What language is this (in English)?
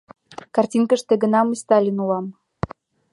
Mari